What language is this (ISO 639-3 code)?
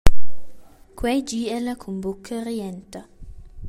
roh